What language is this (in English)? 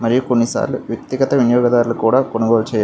Telugu